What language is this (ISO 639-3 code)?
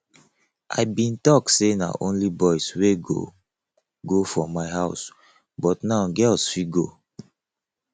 pcm